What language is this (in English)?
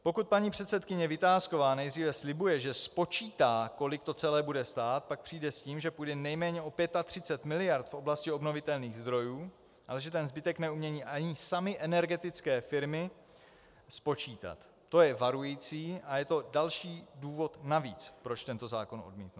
Czech